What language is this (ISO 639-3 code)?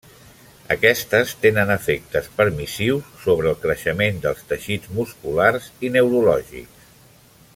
cat